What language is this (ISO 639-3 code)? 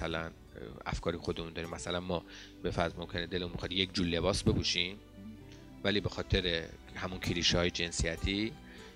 fas